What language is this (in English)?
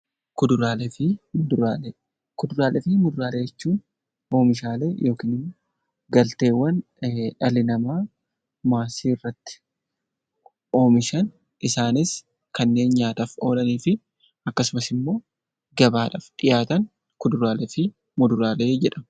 Oromo